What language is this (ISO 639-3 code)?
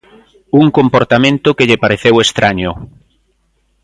glg